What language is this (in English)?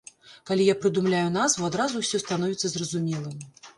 Belarusian